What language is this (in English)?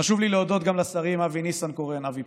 Hebrew